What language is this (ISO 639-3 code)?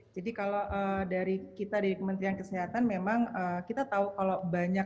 ind